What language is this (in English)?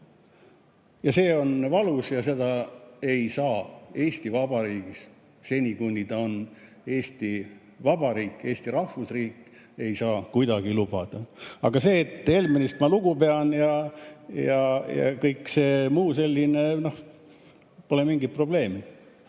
Estonian